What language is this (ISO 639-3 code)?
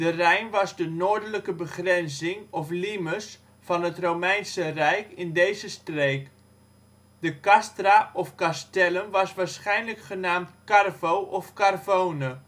nld